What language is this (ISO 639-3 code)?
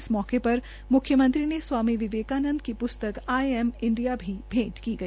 hin